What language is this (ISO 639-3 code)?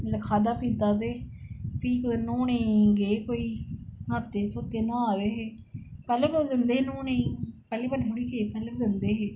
doi